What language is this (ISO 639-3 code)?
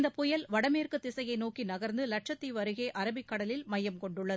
tam